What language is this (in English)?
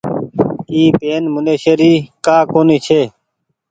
Goaria